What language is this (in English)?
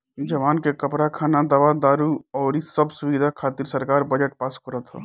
Bhojpuri